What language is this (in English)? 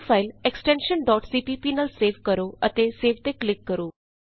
Punjabi